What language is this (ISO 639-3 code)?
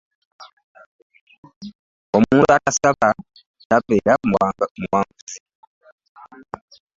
lug